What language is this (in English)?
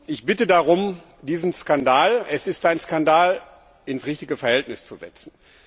German